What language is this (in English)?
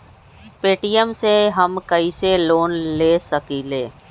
Magahi